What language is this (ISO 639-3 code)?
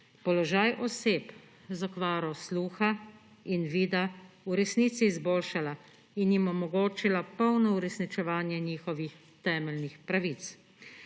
slv